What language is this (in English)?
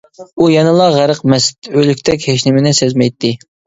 Uyghur